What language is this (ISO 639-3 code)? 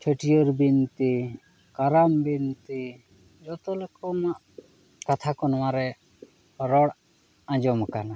sat